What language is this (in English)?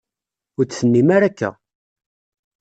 Kabyle